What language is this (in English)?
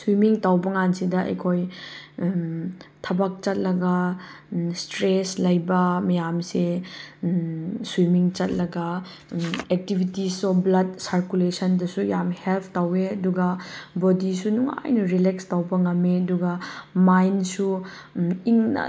Manipuri